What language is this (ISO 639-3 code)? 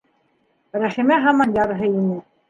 bak